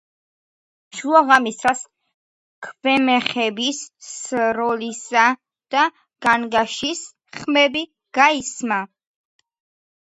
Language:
Georgian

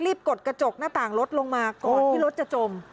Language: Thai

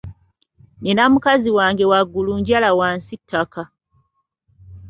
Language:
Ganda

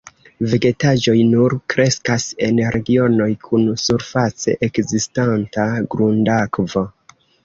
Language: Esperanto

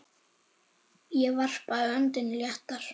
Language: Icelandic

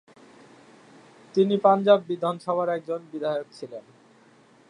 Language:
Bangla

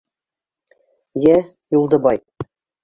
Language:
Bashkir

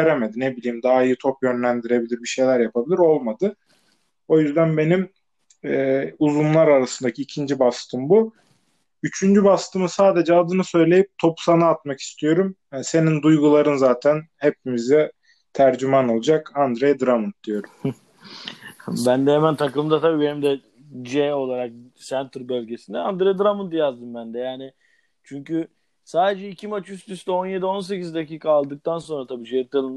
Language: Turkish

